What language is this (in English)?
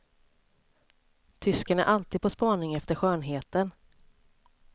Swedish